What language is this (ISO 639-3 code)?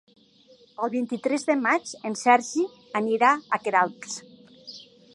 cat